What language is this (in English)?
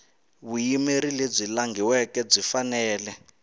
Tsonga